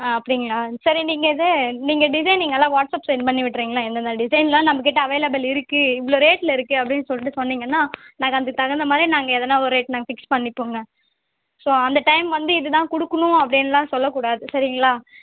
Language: Tamil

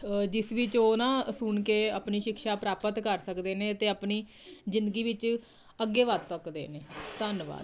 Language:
Punjabi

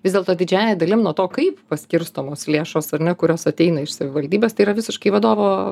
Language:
Lithuanian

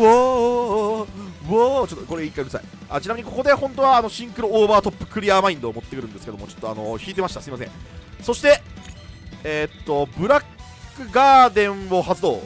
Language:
Japanese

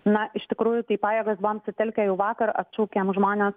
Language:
Lithuanian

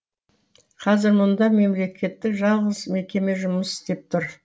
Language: Kazakh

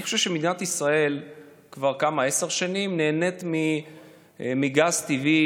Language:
Hebrew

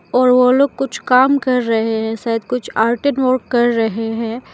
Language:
Hindi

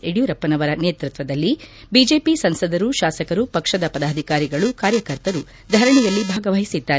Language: Kannada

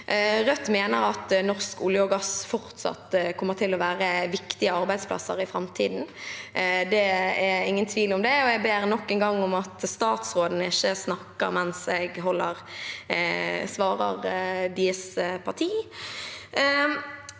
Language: Norwegian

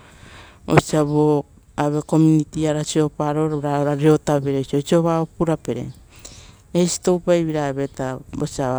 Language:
Rotokas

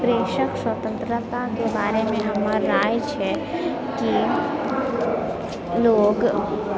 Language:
Maithili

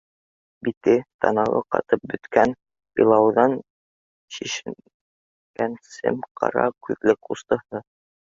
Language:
Bashkir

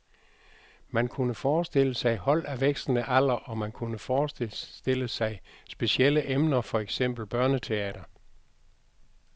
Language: Danish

